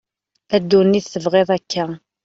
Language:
Kabyle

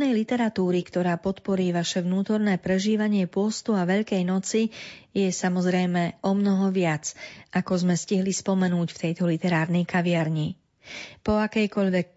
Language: Slovak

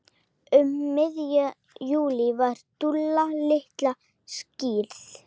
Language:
Icelandic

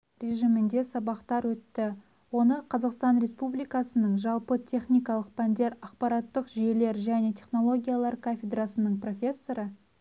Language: Kazakh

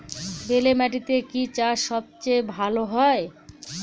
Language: Bangla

